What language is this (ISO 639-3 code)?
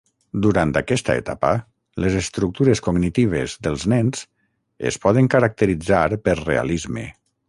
cat